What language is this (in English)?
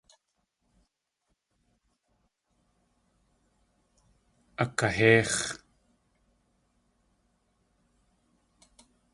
Tlingit